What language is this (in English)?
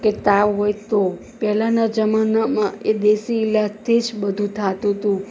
Gujarati